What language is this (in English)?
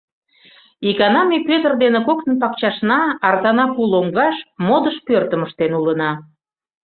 Mari